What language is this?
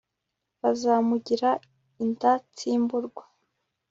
Kinyarwanda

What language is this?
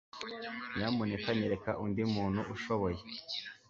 Kinyarwanda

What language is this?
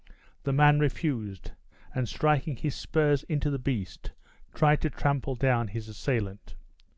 English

